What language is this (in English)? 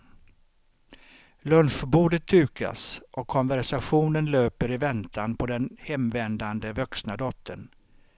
Swedish